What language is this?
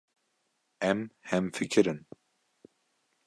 Kurdish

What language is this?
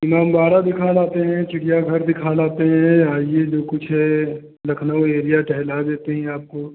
Hindi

